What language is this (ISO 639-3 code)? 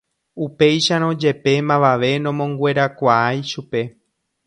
grn